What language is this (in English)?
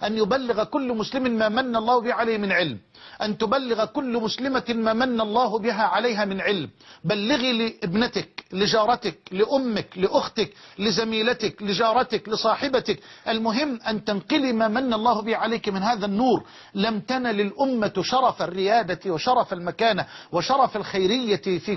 Arabic